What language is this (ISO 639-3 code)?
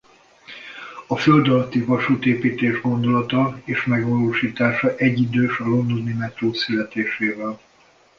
hun